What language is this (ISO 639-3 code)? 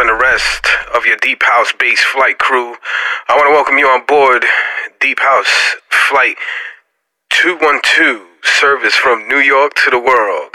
eng